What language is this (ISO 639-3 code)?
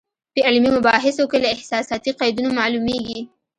pus